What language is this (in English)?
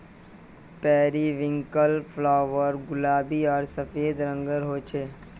Magahi